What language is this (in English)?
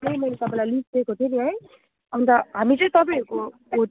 Nepali